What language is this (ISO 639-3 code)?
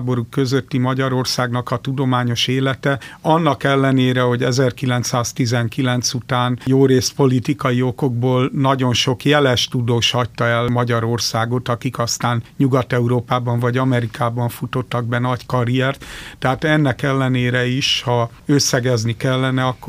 hun